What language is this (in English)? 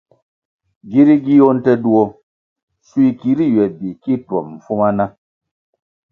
Kwasio